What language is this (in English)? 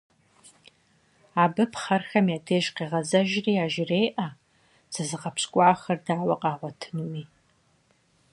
Kabardian